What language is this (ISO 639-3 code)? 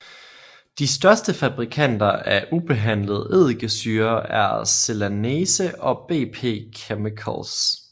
dan